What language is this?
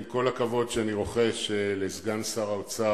Hebrew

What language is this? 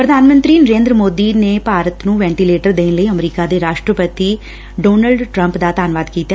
Punjabi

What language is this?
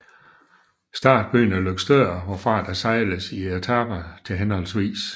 Danish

